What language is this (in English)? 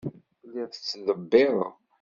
Kabyle